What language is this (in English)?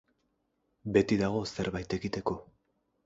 Basque